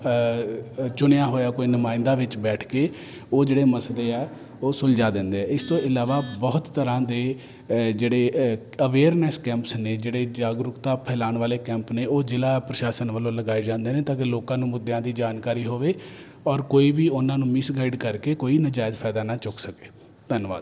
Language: Punjabi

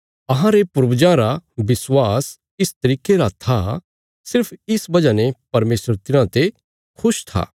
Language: Bilaspuri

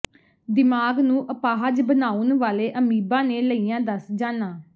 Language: Punjabi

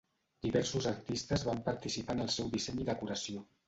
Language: Catalan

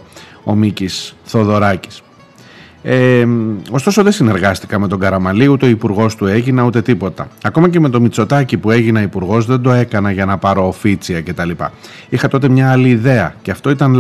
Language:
Greek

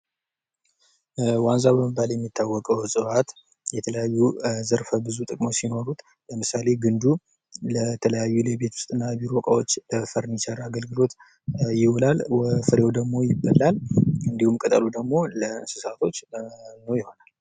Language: Amharic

